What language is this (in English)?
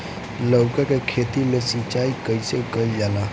Bhojpuri